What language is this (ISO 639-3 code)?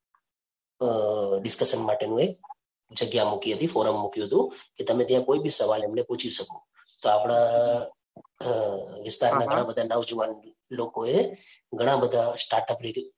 guj